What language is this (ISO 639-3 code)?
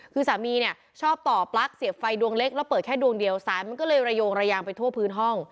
tha